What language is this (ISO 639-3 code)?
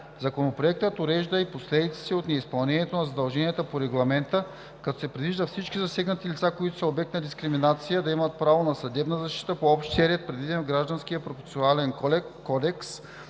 bul